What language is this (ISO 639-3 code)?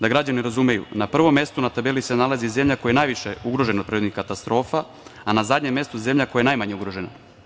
srp